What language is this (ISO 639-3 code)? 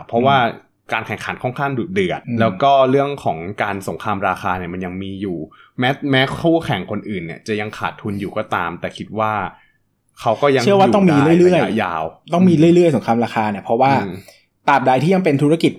tha